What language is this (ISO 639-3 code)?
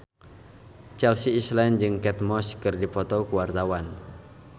sun